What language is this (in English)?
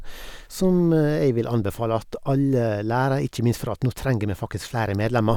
Norwegian